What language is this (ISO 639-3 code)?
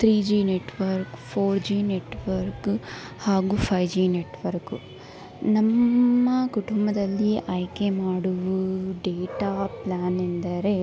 kan